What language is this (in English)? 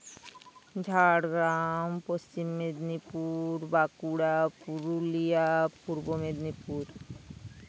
Santali